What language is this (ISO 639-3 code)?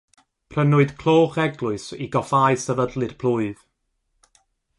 cym